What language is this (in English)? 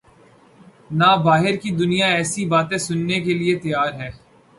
Urdu